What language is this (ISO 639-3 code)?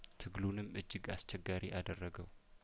amh